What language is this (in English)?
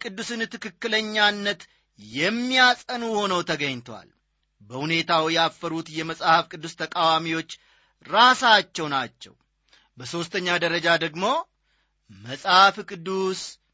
Amharic